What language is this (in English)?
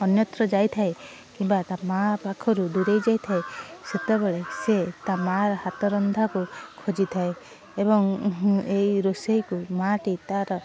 Odia